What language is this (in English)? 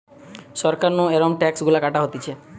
Bangla